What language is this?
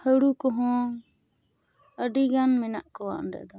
Santali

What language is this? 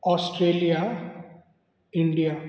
Konkani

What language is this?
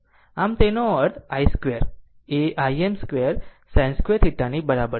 Gujarati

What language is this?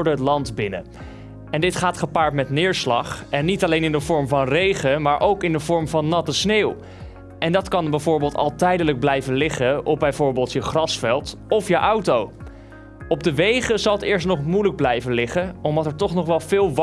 Dutch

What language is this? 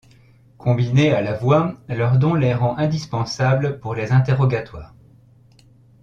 French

